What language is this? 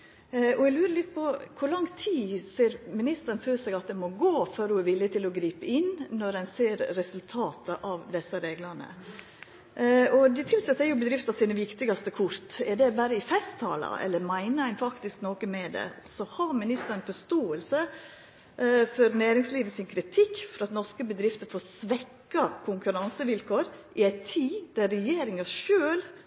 Norwegian Nynorsk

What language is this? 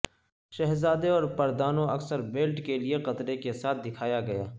Urdu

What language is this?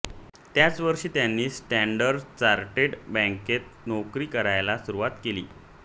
Marathi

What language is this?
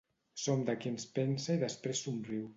Catalan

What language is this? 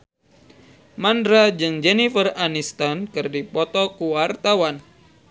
Sundanese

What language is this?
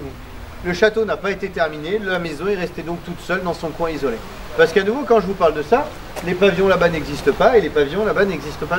French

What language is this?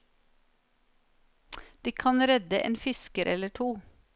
Norwegian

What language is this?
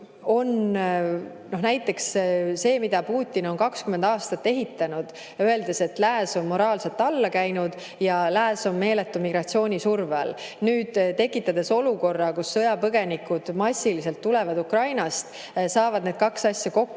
Estonian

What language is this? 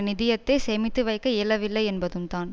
Tamil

